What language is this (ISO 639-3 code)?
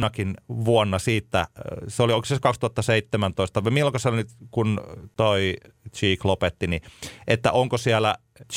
fin